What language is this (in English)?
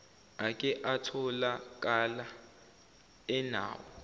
Zulu